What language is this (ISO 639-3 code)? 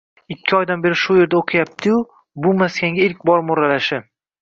uzb